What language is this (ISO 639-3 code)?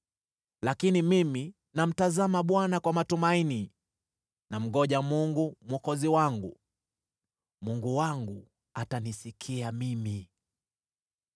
swa